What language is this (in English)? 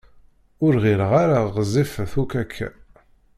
Kabyle